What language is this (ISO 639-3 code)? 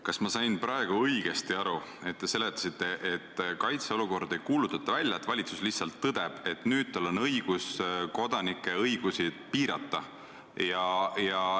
est